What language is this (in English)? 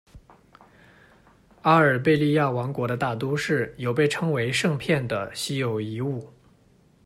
Chinese